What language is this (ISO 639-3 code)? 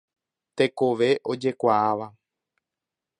grn